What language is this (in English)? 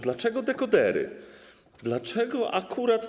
Polish